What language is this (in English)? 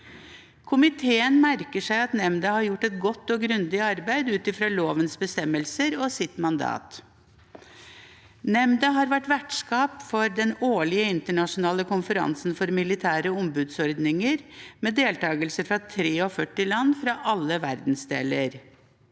Norwegian